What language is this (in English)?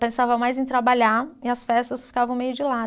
Portuguese